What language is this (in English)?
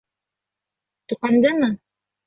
Bashkir